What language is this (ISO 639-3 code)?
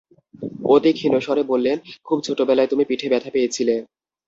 ben